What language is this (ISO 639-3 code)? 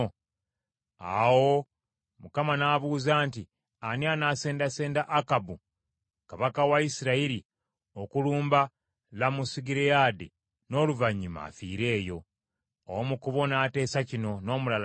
lug